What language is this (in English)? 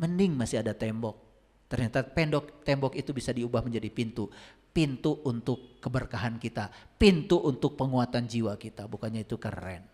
Indonesian